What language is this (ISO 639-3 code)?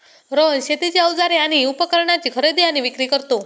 mar